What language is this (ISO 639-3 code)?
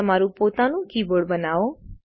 guj